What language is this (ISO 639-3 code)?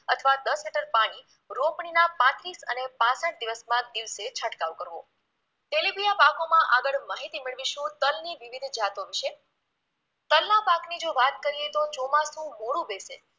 guj